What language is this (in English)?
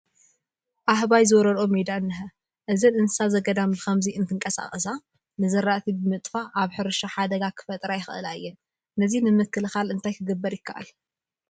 Tigrinya